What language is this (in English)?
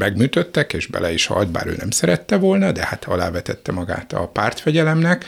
Hungarian